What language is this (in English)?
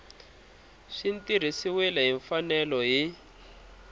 Tsonga